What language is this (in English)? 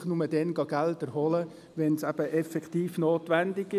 Swiss German